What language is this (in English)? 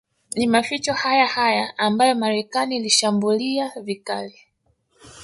Swahili